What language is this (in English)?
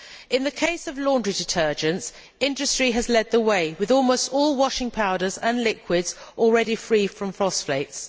English